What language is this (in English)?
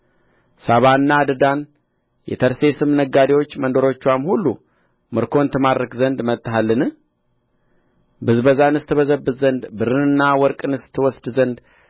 Amharic